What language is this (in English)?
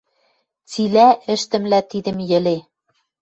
Western Mari